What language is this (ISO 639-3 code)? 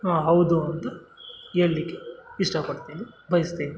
kan